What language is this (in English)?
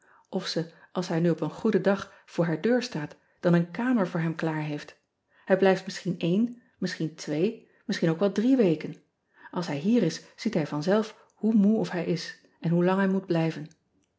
Dutch